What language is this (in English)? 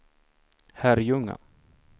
Swedish